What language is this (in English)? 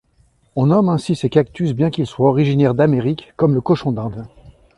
French